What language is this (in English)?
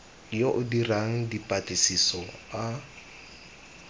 Tswana